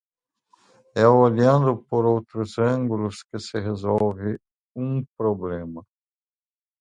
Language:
Portuguese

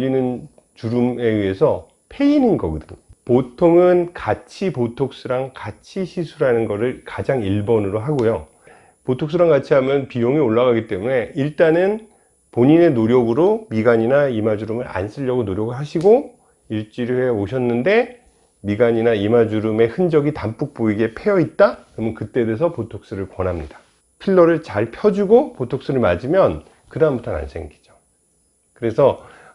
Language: Korean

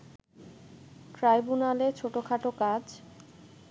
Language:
Bangla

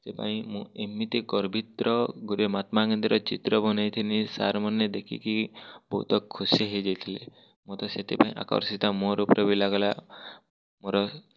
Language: Odia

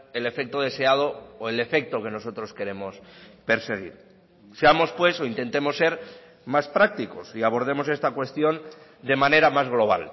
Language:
Spanish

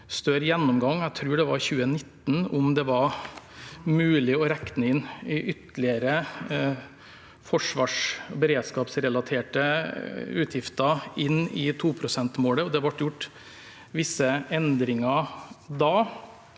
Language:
Norwegian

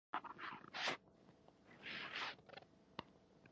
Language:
Pashto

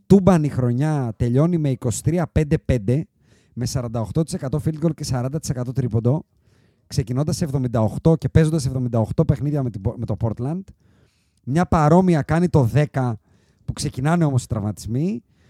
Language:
Greek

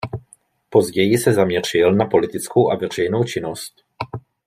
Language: Czech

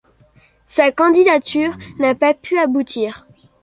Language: French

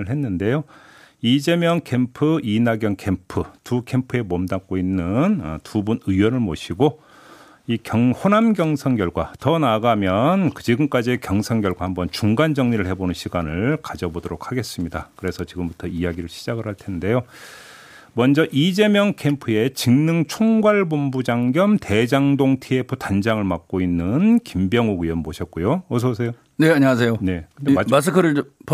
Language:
Korean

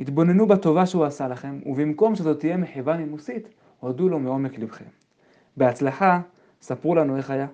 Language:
Hebrew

